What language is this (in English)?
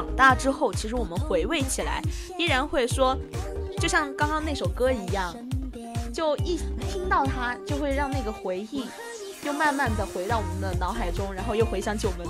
Chinese